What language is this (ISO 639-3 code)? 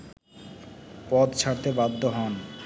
ben